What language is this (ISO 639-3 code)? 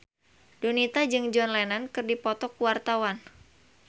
sun